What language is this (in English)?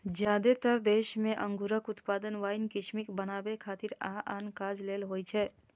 Maithili